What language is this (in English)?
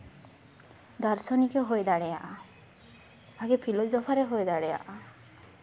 Santali